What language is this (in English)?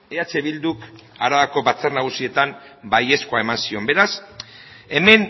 Basque